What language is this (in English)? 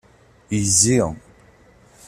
Kabyle